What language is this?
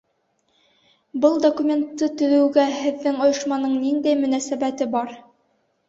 Bashkir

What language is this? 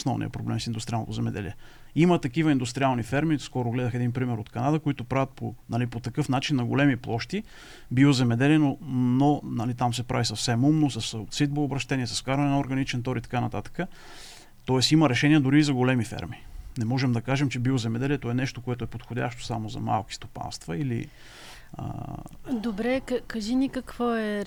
Bulgarian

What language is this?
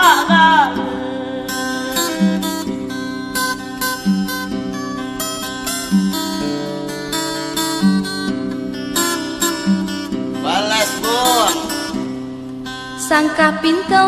Malay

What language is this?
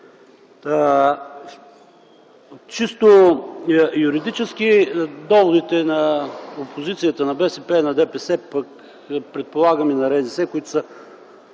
Bulgarian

